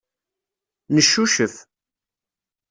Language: Kabyle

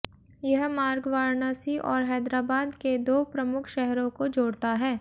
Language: Hindi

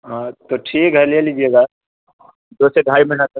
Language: Urdu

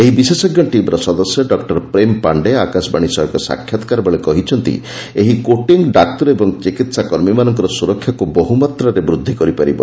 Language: Odia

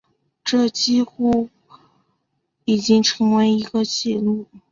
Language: Chinese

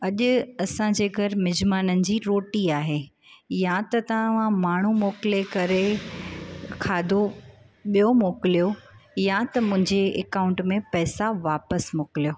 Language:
Sindhi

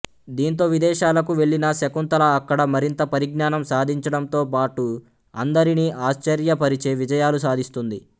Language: Telugu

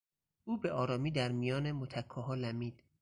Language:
Persian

